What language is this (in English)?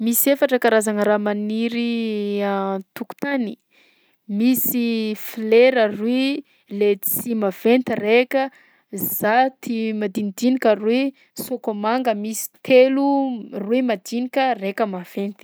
Southern Betsimisaraka Malagasy